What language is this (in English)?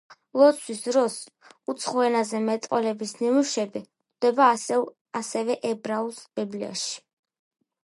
Georgian